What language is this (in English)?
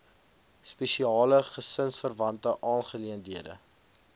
Afrikaans